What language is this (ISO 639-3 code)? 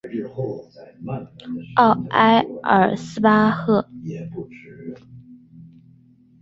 zho